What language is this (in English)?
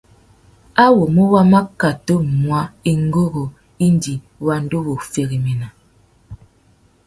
Tuki